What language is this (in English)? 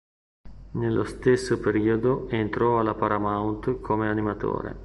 Italian